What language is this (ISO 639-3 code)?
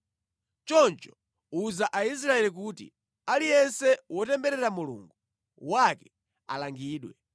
nya